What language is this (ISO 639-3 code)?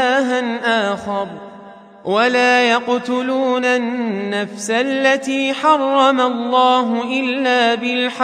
ara